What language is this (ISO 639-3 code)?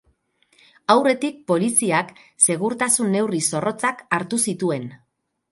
eus